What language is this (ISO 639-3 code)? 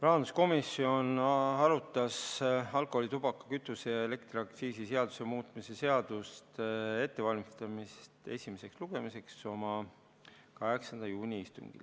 est